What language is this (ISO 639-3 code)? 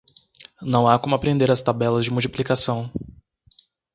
por